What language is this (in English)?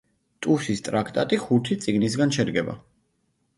Georgian